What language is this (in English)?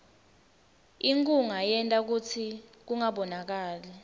Swati